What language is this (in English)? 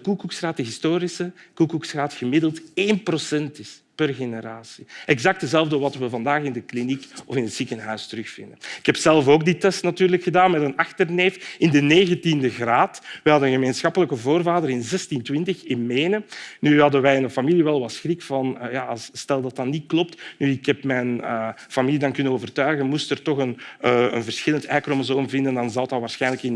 Dutch